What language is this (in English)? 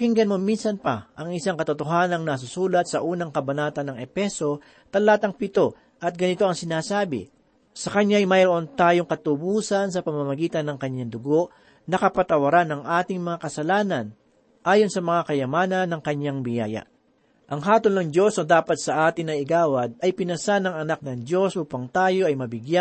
Filipino